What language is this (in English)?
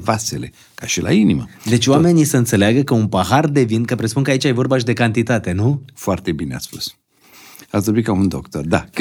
Romanian